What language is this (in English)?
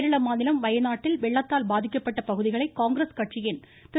Tamil